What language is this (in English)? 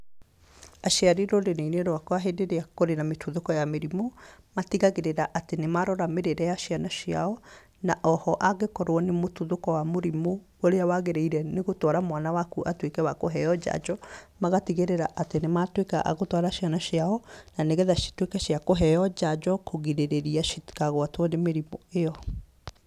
Kikuyu